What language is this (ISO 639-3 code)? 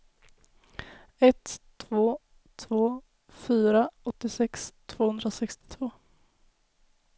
swe